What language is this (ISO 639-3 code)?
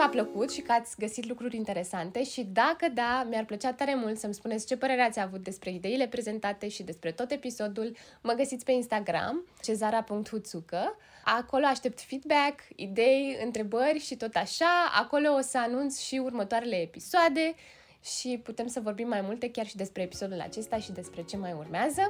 ron